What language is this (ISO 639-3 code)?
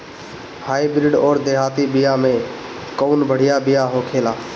bho